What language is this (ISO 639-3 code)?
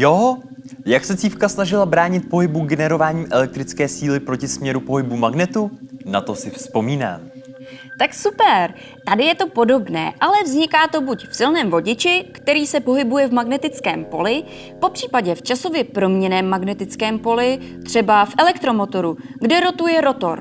ces